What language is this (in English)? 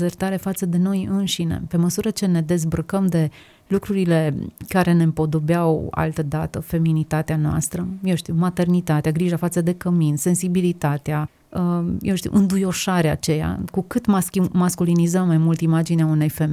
Romanian